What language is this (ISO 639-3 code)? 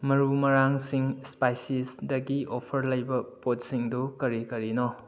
mni